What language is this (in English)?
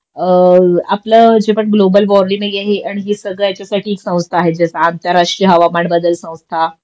Marathi